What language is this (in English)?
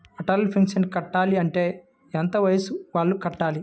Telugu